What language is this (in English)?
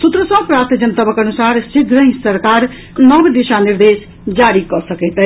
Maithili